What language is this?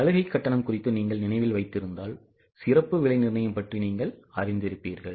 Tamil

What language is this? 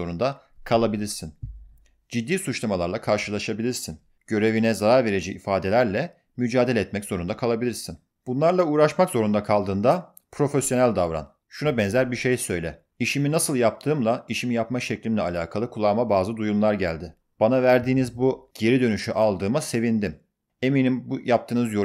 Turkish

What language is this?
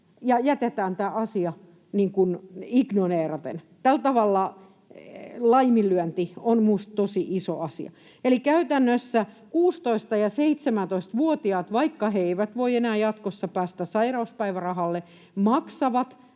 Finnish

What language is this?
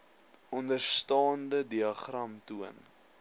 Afrikaans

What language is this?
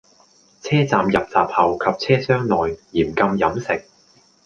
Cantonese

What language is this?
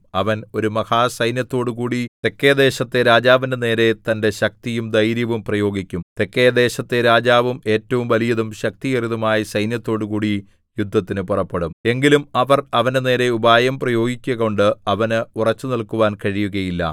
Malayalam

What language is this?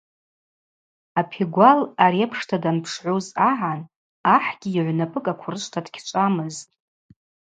Abaza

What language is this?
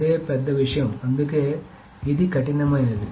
Telugu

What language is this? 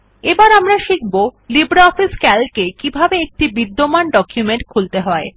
Bangla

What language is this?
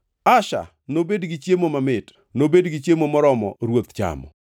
Luo (Kenya and Tanzania)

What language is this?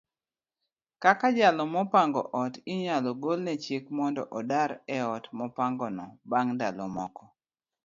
Luo (Kenya and Tanzania)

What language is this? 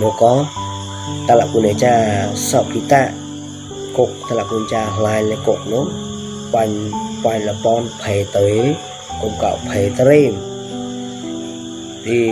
Thai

